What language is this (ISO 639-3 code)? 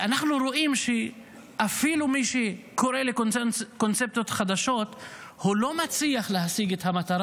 heb